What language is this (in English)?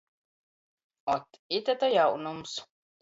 Latgalian